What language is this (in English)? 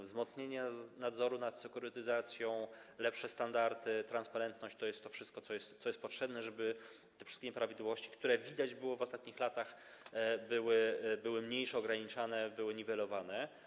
Polish